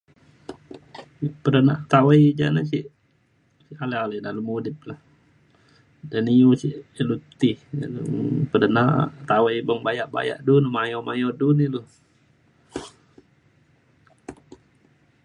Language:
Mainstream Kenyah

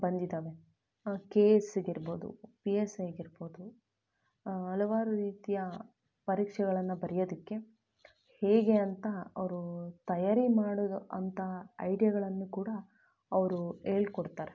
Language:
Kannada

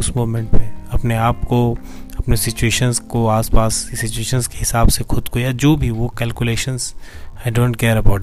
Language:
Hindi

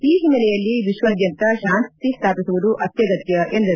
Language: Kannada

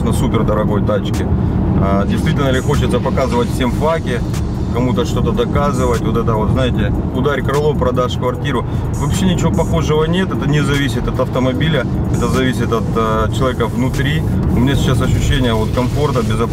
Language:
Russian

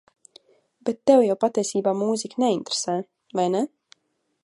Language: Latvian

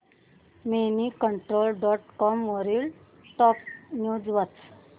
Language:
Marathi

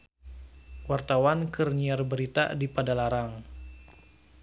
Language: Sundanese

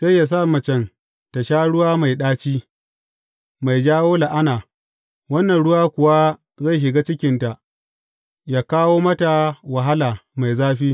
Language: Hausa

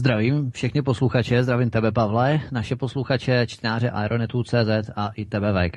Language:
Czech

